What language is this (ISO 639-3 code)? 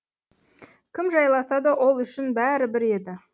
kaz